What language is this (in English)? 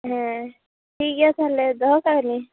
Santali